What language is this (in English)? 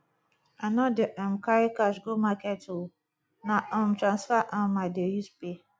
Nigerian Pidgin